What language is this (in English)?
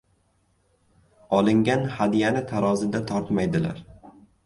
Uzbek